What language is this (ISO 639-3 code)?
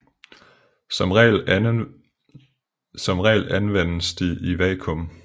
dan